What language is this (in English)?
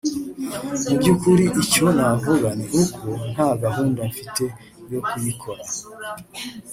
Kinyarwanda